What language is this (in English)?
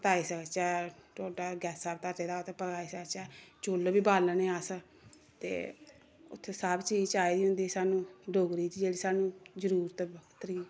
Dogri